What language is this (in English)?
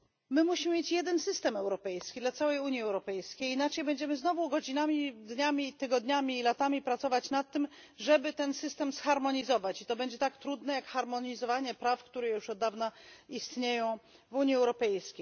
Polish